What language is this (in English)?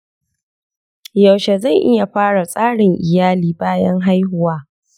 Hausa